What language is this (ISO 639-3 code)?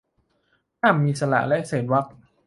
tha